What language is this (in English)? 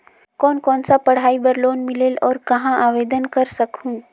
Chhattisgarhi